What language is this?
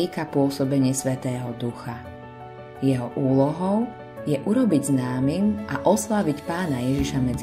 Slovak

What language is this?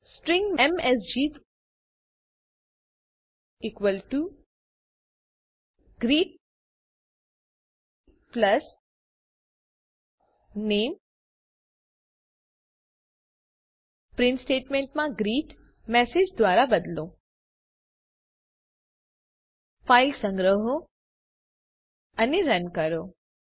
Gujarati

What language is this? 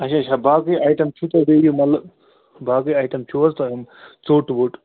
Kashmiri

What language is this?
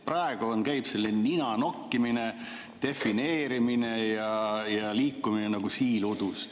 Estonian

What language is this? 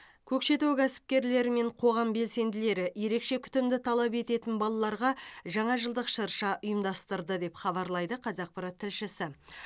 Kazakh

